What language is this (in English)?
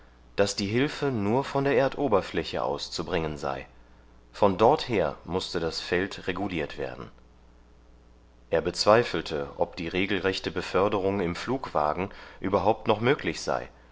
German